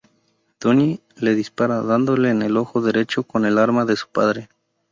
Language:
Spanish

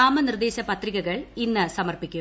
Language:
Malayalam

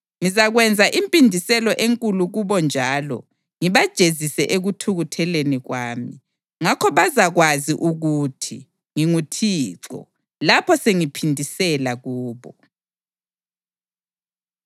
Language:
North Ndebele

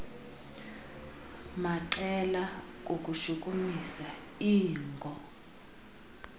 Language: Xhosa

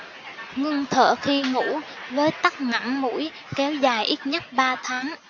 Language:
Vietnamese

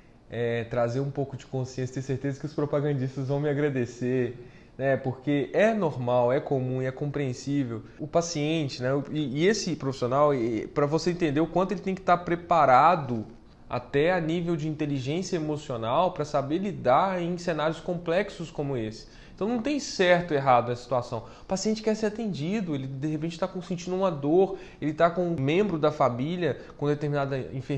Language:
Portuguese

